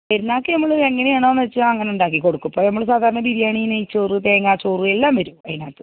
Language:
Malayalam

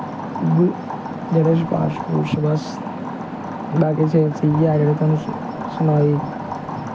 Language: Dogri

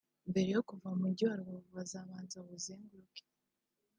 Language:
Kinyarwanda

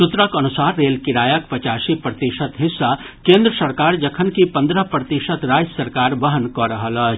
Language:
Maithili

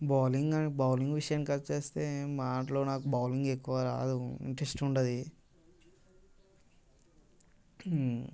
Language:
Telugu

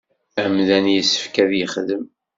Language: Kabyle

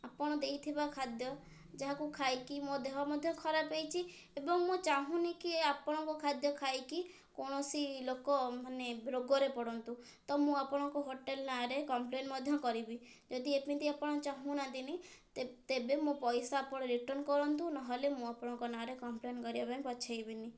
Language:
Odia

